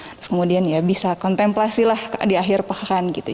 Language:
Indonesian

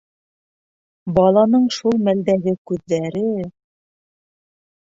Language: Bashkir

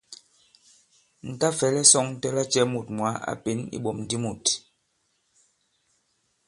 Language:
Bankon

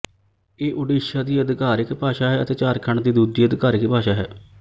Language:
Punjabi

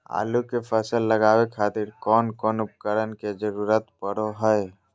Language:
Magahi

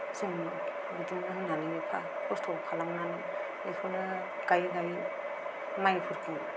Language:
Bodo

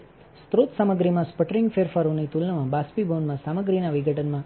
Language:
Gujarati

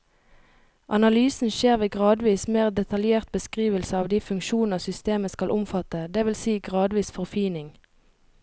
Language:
Norwegian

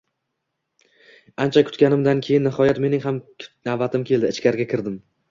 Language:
Uzbek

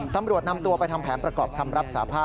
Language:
Thai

